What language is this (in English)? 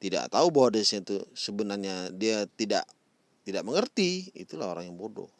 Indonesian